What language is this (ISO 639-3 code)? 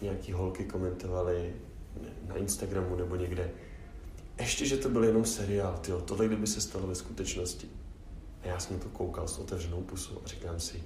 ces